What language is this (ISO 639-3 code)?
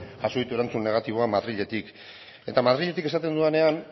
eus